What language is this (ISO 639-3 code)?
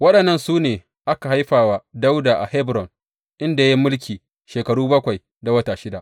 hau